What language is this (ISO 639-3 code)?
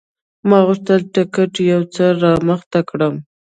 pus